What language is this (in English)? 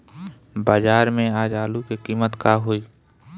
Bhojpuri